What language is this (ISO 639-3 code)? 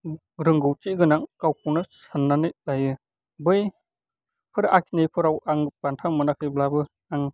brx